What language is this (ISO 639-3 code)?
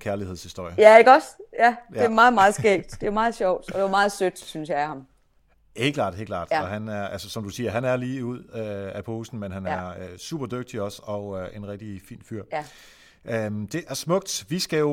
dan